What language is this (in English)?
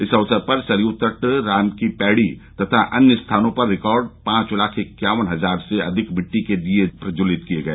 Hindi